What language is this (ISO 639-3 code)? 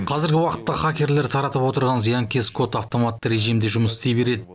kaz